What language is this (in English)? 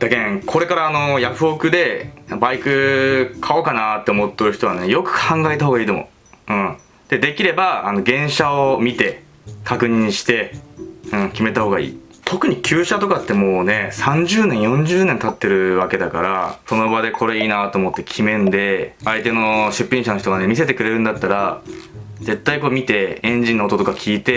Japanese